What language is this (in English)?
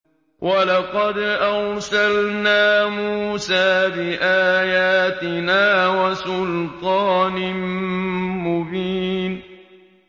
Arabic